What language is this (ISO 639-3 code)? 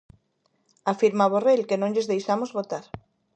glg